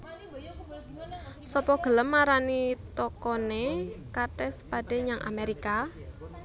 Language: Javanese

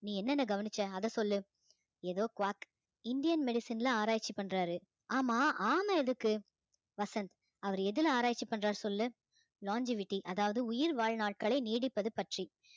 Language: Tamil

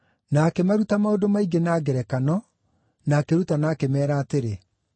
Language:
Kikuyu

